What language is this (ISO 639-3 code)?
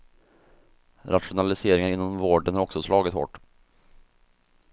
swe